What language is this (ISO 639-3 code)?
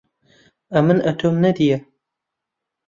ckb